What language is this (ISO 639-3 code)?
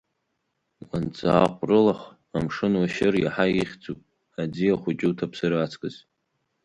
abk